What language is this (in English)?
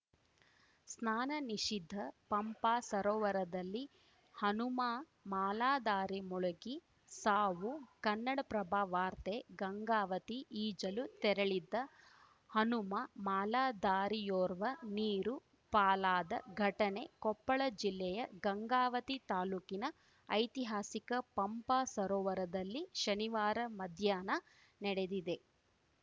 Kannada